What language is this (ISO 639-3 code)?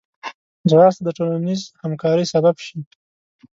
pus